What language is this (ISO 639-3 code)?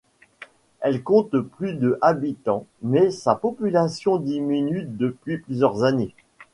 fra